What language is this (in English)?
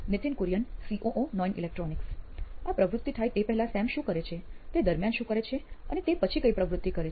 Gujarati